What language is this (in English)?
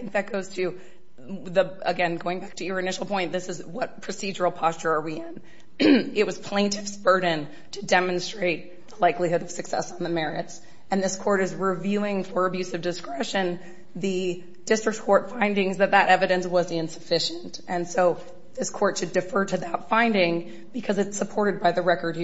English